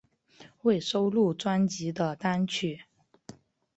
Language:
Chinese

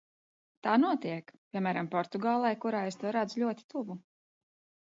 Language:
Latvian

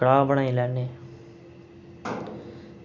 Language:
Dogri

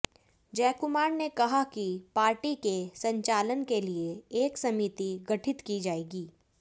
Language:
Hindi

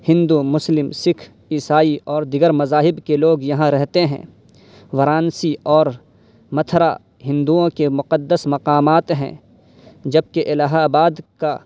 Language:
Urdu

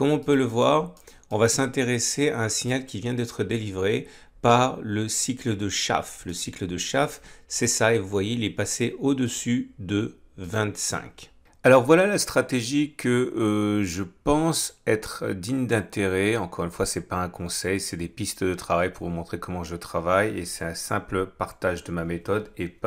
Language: French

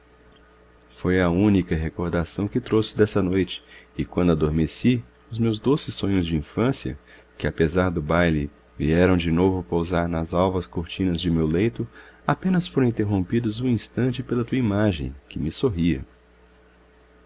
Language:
Portuguese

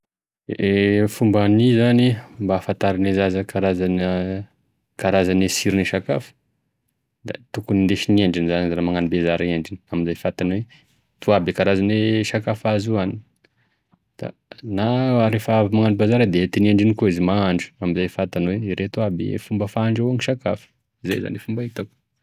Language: Tesaka Malagasy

